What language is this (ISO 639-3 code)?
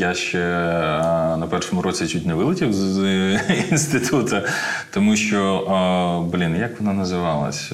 ukr